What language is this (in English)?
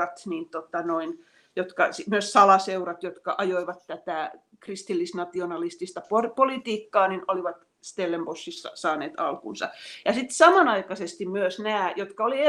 Finnish